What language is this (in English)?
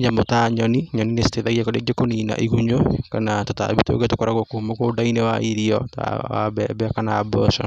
Kikuyu